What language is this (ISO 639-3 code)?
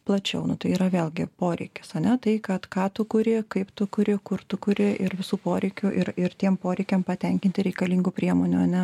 lit